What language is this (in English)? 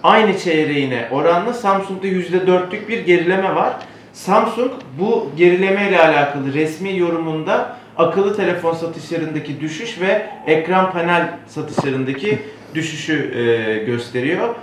Turkish